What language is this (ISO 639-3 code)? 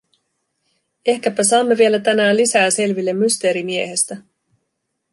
fin